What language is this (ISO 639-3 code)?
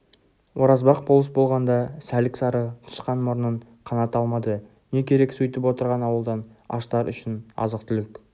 kaz